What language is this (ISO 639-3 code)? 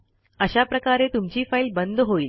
mar